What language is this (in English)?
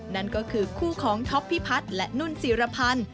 Thai